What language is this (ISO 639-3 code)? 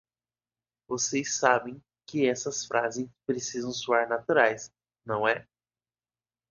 por